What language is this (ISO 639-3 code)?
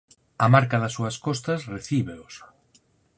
glg